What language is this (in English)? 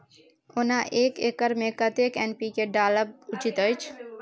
Maithili